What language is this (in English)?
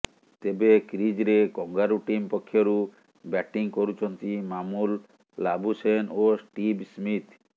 Odia